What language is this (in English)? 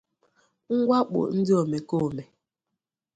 Igbo